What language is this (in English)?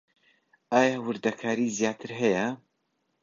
Central Kurdish